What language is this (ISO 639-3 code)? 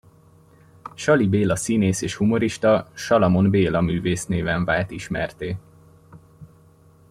hun